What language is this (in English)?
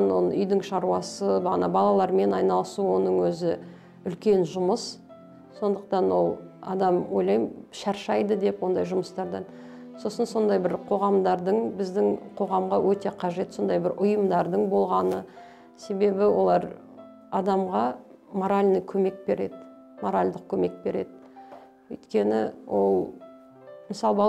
Russian